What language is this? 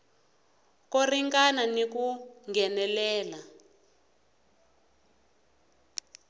Tsonga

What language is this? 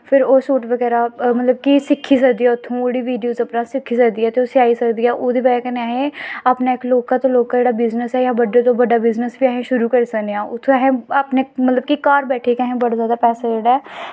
Dogri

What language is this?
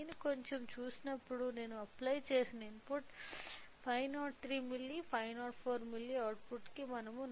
Telugu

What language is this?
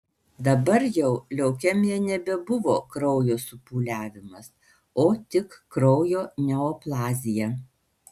Lithuanian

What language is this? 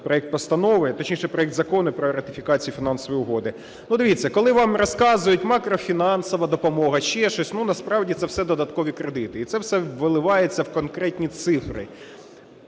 Ukrainian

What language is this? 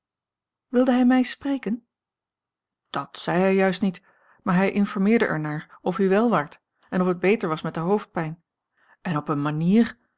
Dutch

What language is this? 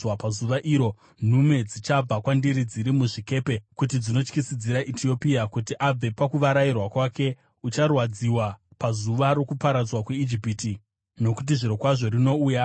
Shona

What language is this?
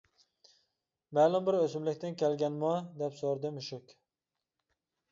Uyghur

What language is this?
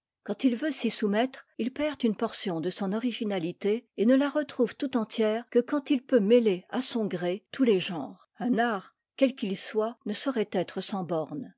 French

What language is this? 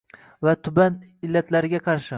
Uzbek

